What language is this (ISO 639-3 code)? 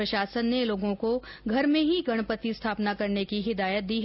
hin